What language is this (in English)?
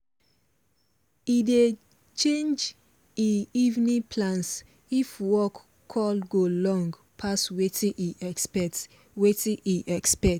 Nigerian Pidgin